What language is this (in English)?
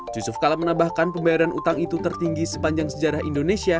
Indonesian